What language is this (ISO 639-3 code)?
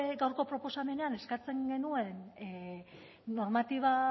eus